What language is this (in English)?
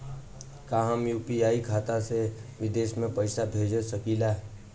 Bhojpuri